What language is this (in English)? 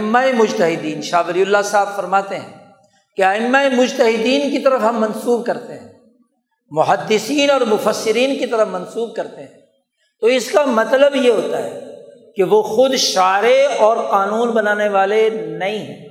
Urdu